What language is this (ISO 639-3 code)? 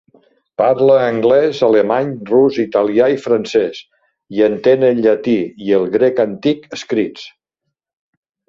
cat